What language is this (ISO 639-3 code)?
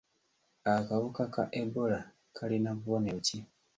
lug